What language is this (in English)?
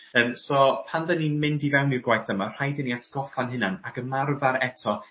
Welsh